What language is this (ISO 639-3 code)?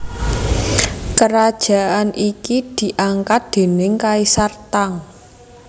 jav